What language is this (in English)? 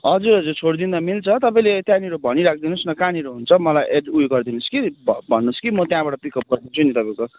Nepali